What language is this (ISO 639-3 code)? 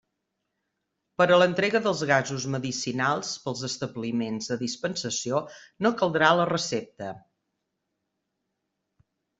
cat